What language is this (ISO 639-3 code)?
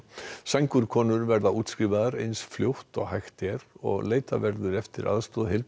isl